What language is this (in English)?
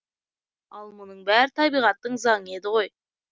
Kazakh